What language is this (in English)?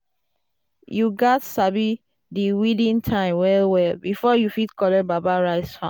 Nigerian Pidgin